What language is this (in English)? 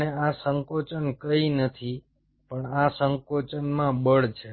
Gujarati